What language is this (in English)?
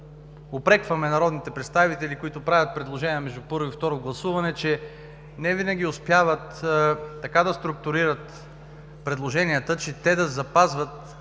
Bulgarian